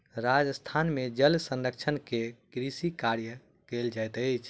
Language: Maithili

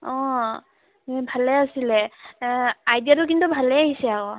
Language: Assamese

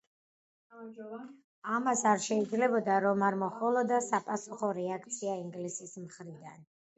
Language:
Georgian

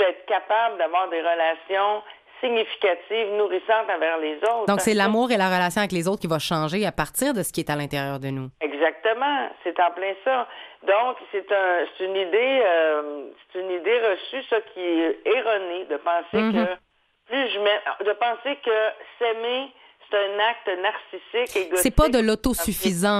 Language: French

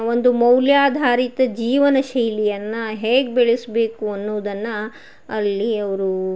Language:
Kannada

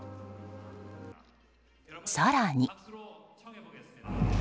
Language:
Japanese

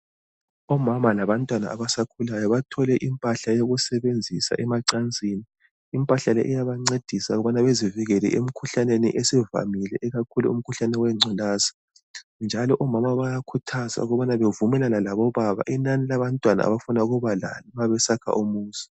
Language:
North Ndebele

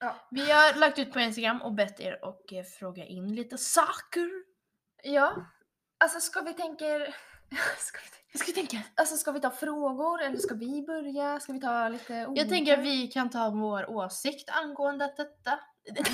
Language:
Swedish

